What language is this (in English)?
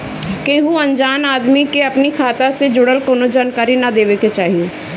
Bhojpuri